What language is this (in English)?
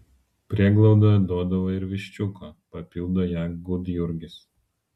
Lithuanian